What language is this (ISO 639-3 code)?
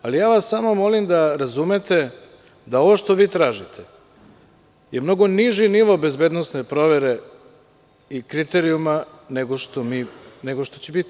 srp